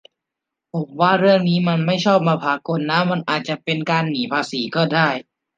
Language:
Thai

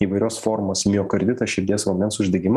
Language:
Lithuanian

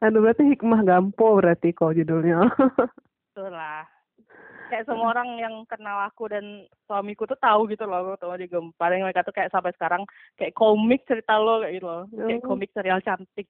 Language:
Indonesian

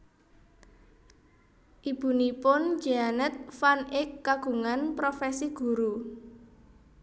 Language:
Javanese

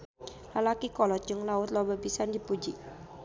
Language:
Sundanese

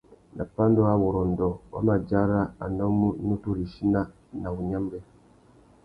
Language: Tuki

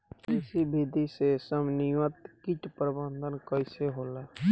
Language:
Bhojpuri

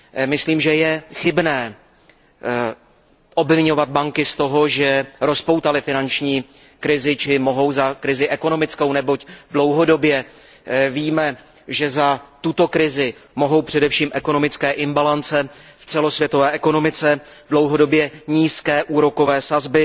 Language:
Czech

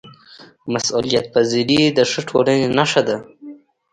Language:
Pashto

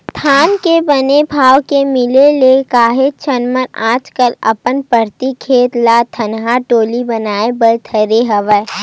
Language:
Chhattisgarhi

